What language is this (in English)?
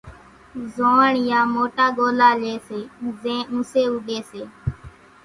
Kachi Koli